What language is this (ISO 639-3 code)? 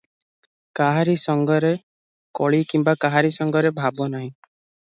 ori